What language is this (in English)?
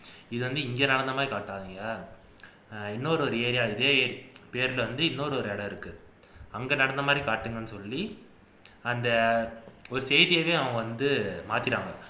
Tamil